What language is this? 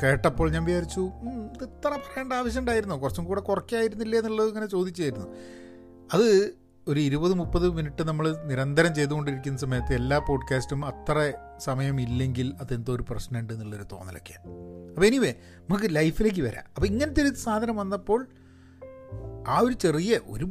Malayalam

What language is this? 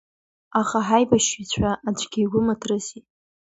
Abkhazian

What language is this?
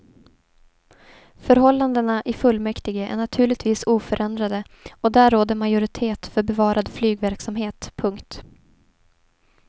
Swedish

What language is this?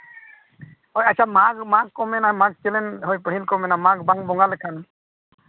Santali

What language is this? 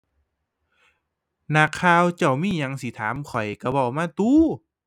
Thai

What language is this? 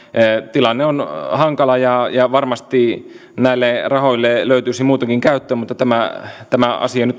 Finnish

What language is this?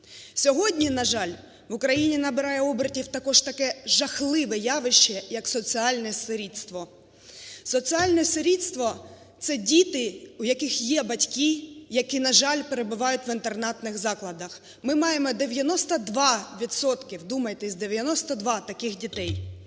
Ukrainian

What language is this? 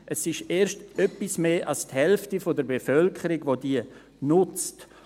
Swiss German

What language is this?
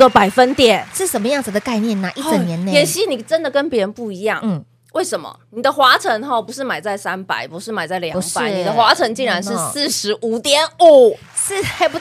Chinese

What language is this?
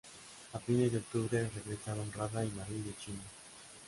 Spanish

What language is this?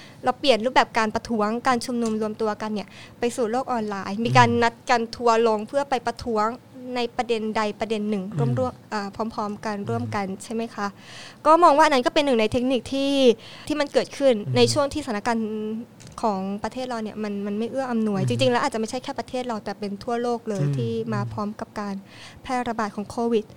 Thai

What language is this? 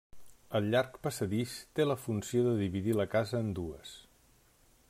Catalan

